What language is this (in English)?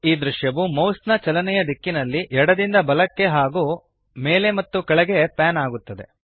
Kannada